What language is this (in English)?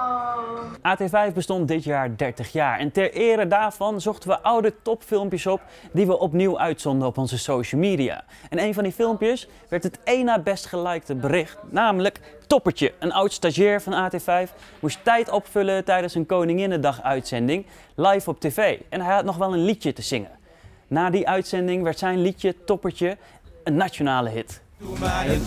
Dutch